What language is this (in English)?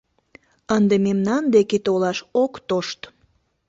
Mari